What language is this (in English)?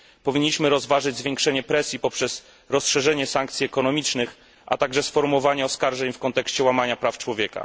Polish